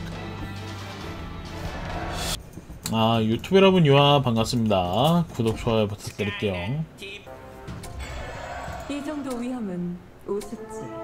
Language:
Korean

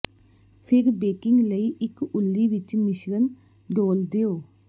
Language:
Punjabi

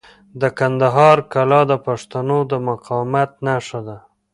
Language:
Pashto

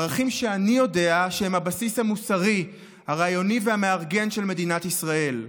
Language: Hebrew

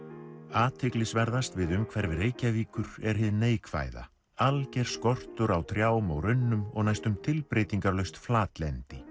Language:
Icelandic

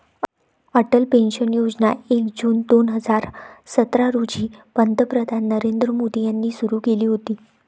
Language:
Marathi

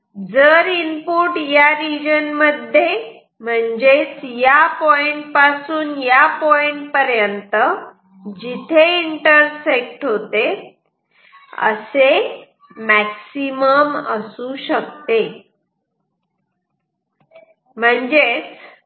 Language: Marathi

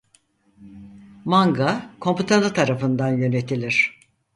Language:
Turkish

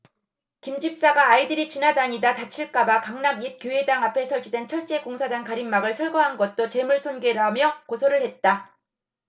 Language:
Korean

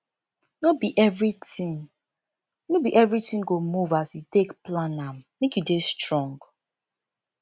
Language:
Nigerian Pidgin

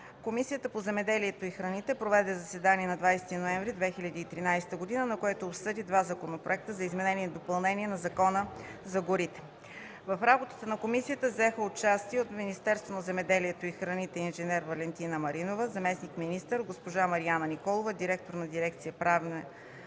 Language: Bulgarian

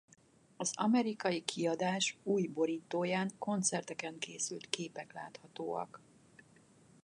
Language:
Hungarian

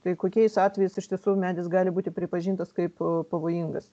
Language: Lithuanian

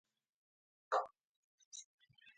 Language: Uyghur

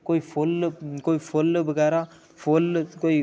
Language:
Dogri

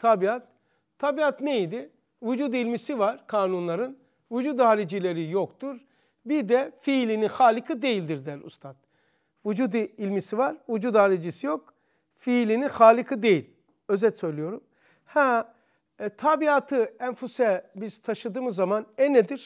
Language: Turkish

